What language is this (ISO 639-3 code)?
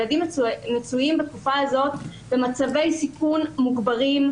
heb